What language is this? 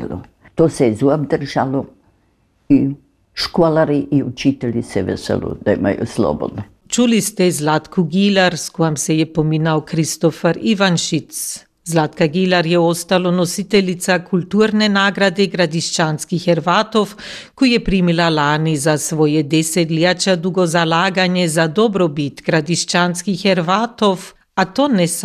Croatian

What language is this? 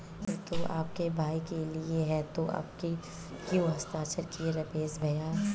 Hindi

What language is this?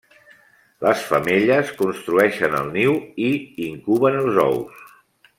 Catalan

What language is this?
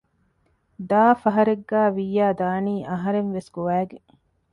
Divehi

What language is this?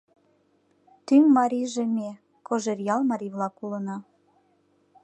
Mari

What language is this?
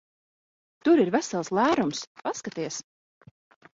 Latvian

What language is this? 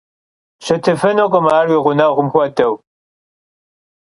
Kabardian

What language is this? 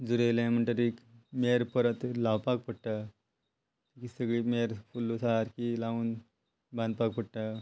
Konkani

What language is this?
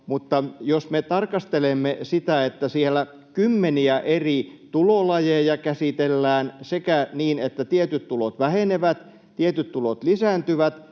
Finnish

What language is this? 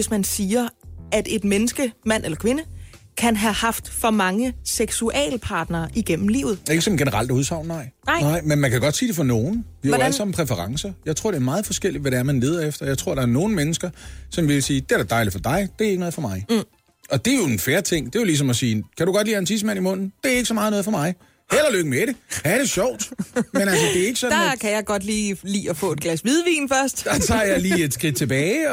Danish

